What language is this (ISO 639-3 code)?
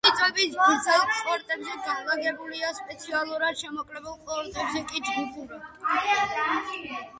kat